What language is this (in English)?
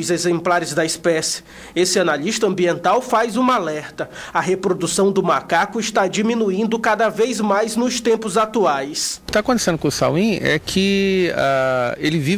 Portuguese